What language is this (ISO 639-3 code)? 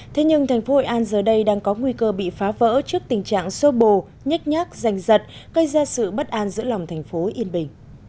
vie